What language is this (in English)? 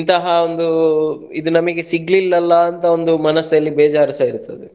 Kannada